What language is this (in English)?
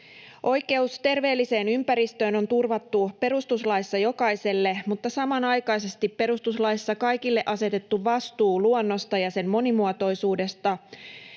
Finnish